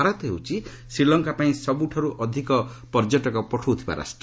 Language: Odia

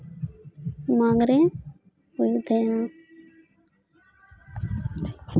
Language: Santali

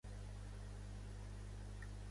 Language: Catalan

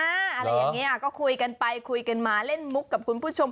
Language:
Thai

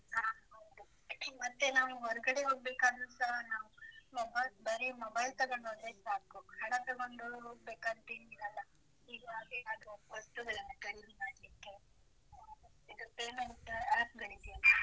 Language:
Kannada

